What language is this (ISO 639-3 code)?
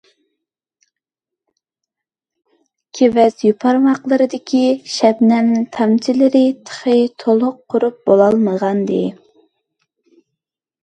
uig